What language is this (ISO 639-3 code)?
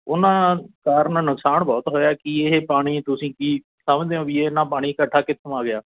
pan